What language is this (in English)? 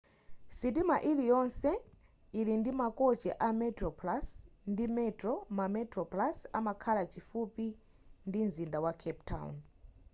Nyanja